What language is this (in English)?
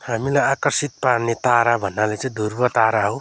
Nepali